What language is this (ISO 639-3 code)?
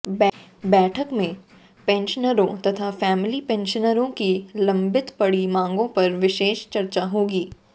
hin